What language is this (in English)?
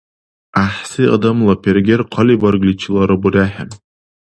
Dargwa